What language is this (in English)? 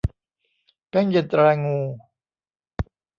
Thai